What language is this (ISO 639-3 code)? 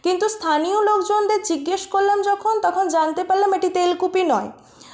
ben